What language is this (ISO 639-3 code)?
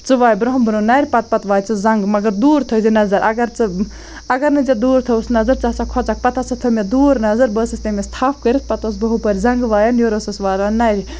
kas